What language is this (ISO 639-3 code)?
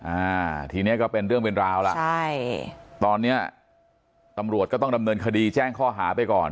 tha